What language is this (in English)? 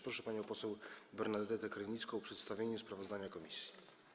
Polish